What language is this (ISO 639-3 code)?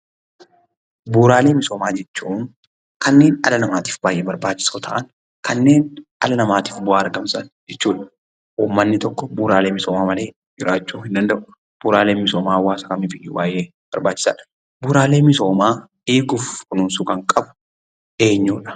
orm